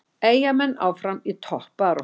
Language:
Icelandic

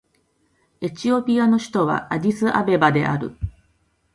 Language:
Japanese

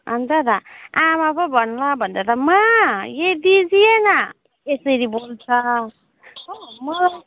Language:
Nepali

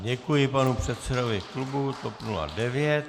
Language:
Czech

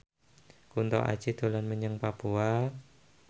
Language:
Javanese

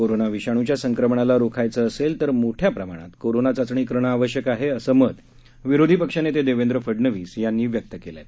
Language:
Marathi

